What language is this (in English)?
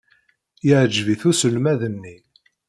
Kabyle